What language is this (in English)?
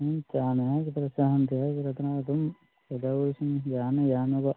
Manipuri